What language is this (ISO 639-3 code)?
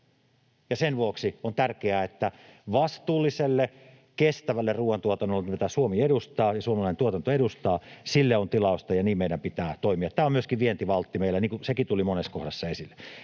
fin